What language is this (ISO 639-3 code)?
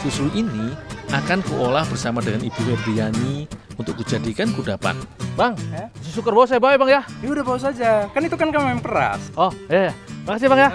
ind